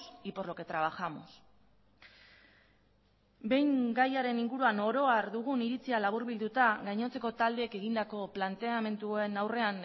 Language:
Basque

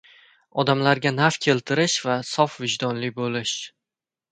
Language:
Uzbek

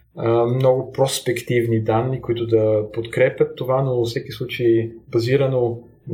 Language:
Bulgarian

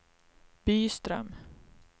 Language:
Swedish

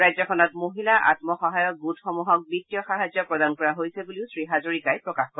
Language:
Assamese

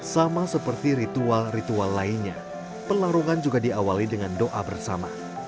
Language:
Indonesian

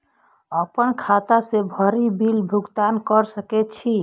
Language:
Maithili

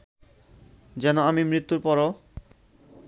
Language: Bangla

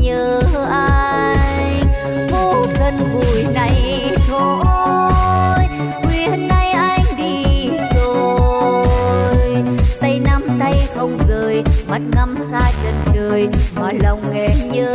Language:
Vietnamese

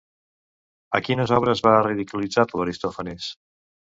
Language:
Catalan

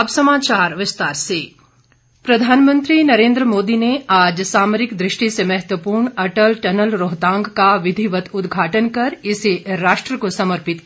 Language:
Hindi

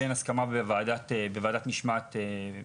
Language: Hebrew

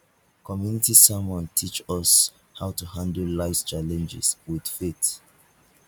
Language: Nigerian Pidgin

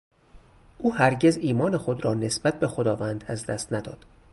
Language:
Persian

